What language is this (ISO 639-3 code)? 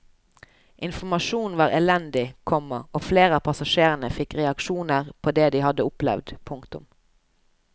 nor